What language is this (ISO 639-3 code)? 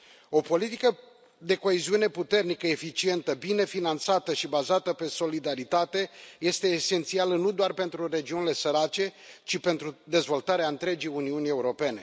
ron